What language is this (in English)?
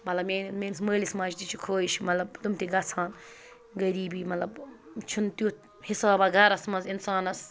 Kashmiri